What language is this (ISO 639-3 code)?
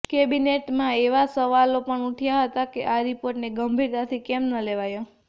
guj